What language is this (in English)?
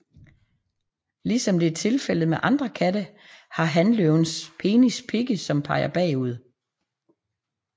Danish